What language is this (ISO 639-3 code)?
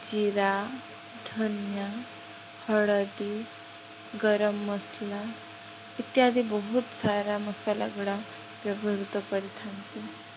ori